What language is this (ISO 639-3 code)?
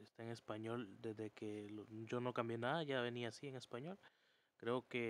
spa